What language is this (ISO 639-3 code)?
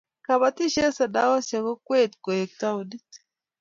kln